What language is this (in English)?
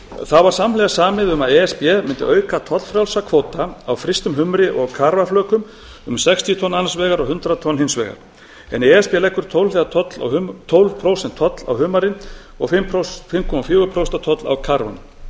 Icelandic